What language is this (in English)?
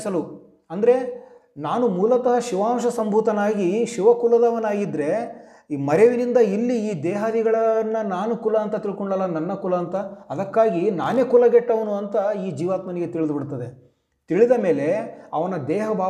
Kannada